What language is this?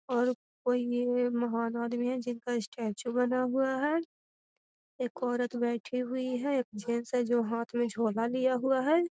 Magahi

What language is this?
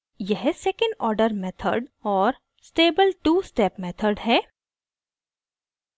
Hindi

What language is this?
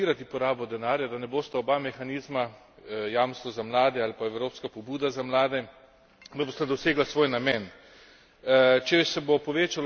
Slovenian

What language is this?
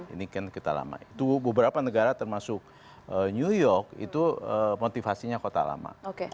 Indonesian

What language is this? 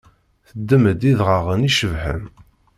Kabyle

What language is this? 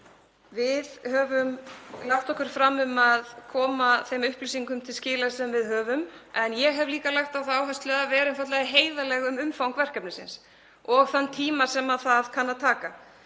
Icelandic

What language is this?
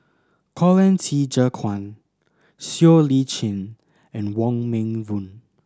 English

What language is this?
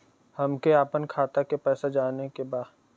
Bhojpuri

